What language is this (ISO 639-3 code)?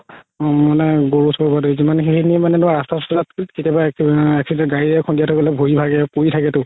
asm